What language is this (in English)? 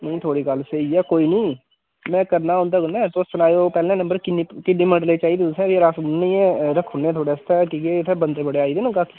Dogri